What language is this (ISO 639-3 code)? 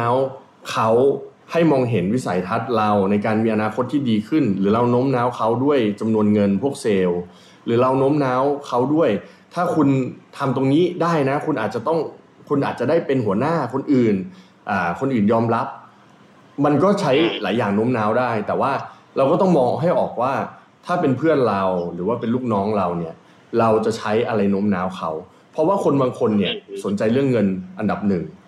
tha